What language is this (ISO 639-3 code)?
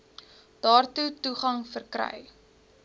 afr